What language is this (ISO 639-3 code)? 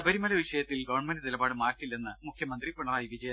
mal